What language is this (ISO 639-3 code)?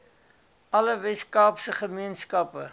afr